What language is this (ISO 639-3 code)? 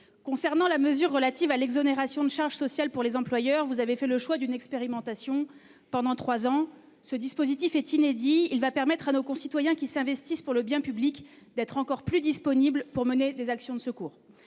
fra